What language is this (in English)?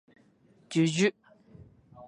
Japanese